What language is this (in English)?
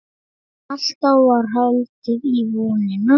Icelandic